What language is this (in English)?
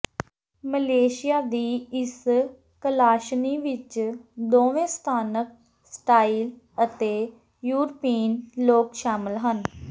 Punjabi